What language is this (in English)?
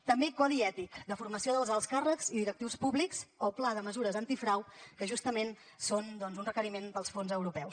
Catalan